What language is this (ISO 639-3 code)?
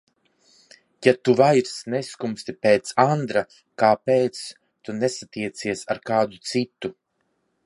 lav